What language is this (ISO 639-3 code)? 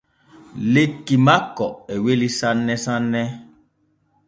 fue